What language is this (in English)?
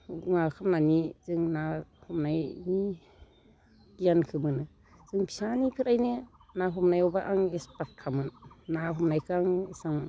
Bodo